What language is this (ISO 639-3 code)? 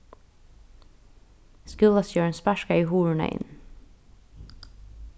fao